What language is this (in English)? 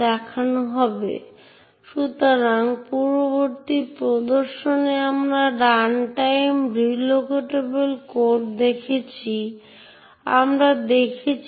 Bangla